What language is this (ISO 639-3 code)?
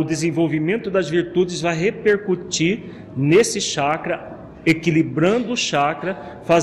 por